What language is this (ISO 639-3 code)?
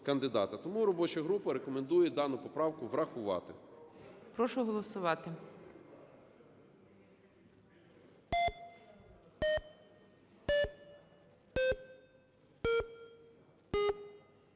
ukr